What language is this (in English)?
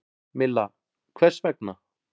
Icelandic